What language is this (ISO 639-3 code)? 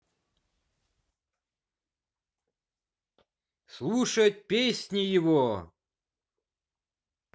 rus